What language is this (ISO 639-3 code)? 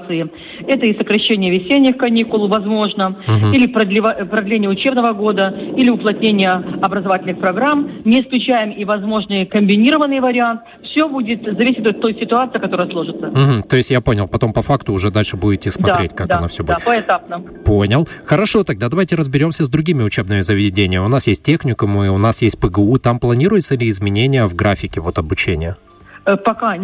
rus